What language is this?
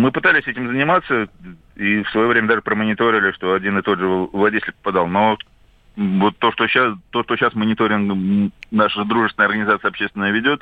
Russian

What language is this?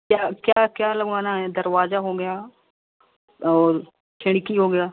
Hindi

